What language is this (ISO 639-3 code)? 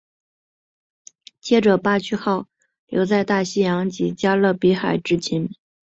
zho